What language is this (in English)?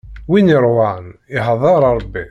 Kabyle